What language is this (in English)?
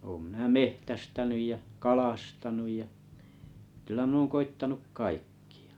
Finnish